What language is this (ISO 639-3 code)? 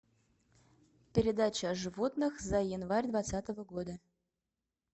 rus